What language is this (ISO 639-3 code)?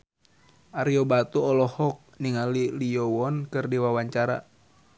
sun